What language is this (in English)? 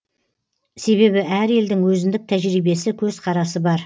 Kazakh